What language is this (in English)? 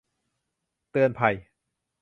Thai